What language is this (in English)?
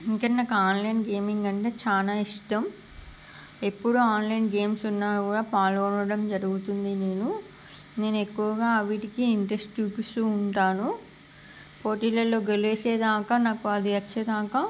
Telugu